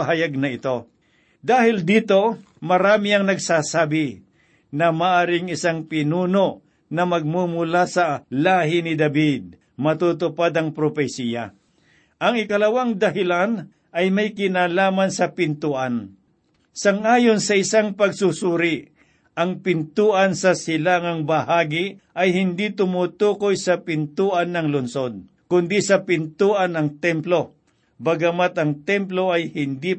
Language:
Filipino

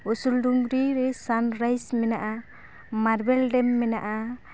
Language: Santali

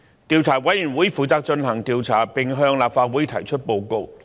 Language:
Cantonese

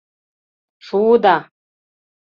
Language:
Mari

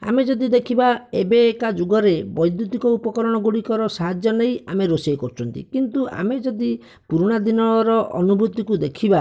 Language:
Odia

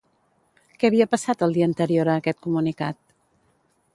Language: Catalan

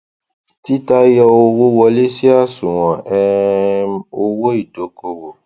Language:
Yoruba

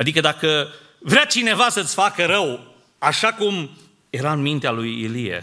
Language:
Romanian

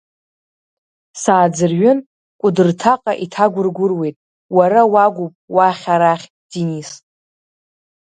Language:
Abkhazian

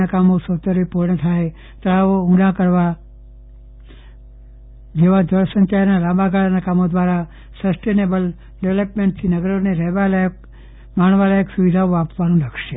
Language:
Gujarati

